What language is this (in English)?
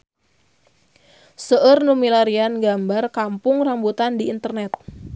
Sundanese